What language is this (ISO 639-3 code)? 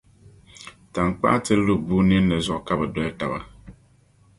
dag